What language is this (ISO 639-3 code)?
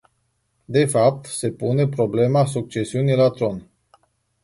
ron